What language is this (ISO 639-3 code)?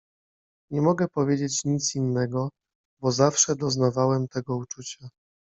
pol